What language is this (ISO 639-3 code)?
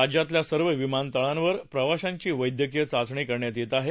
mar